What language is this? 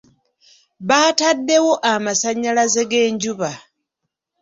Ganda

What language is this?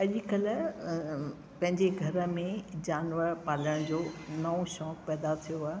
Sindhi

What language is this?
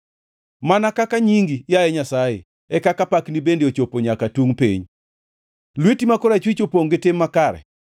Luo (Kenya and Tanzania)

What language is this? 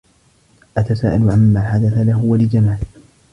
Arabic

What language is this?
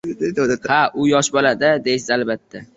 Uzbek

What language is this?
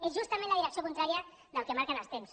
Catalan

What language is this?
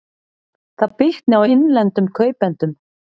Icelandic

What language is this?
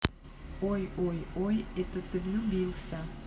Russian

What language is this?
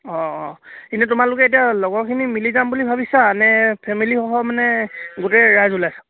Assamese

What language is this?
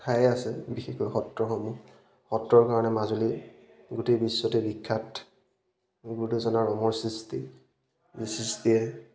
Assamese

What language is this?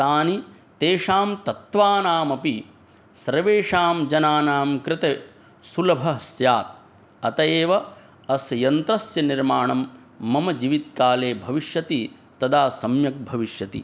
Sanskrit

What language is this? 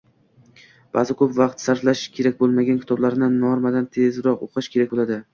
Uzbek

